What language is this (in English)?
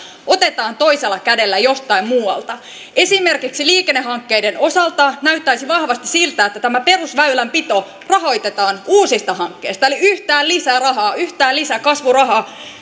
Finnish